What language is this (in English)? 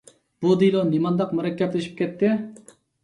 Uyghur